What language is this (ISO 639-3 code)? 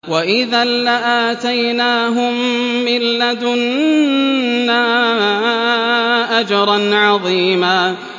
ara